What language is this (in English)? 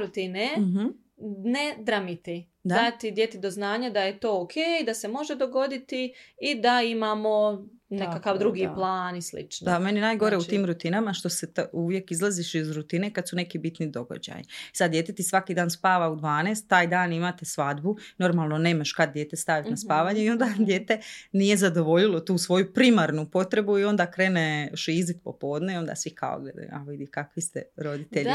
Croatian